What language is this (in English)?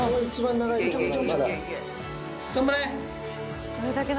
Japanese